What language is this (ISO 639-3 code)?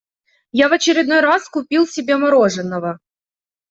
rus